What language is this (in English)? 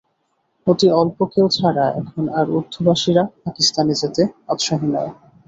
Bangla